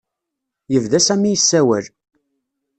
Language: Kabyle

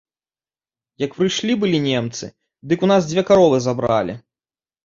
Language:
Belarusian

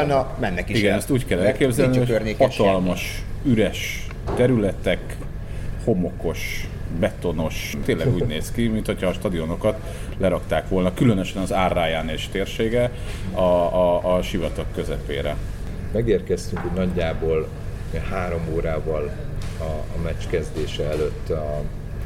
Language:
Hungarian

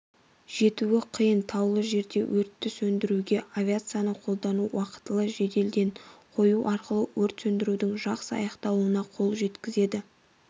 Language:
Kazakh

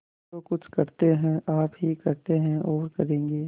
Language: Hindi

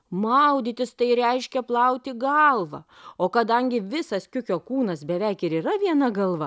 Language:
Lithuanian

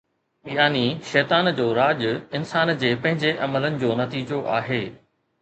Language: Sindhi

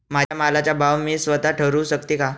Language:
Marathi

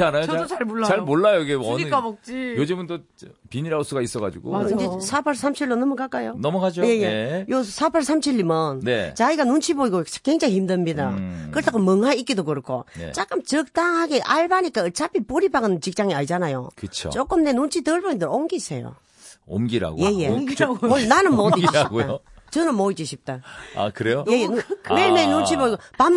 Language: Korean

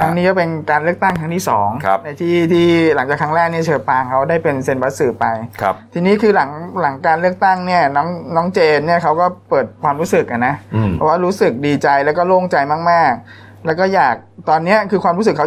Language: Thai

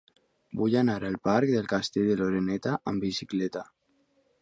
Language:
Catalan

